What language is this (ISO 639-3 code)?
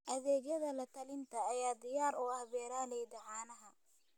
som